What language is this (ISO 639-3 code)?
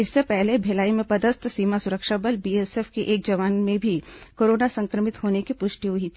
hin